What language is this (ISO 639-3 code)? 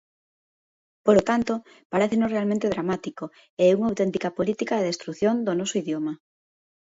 glg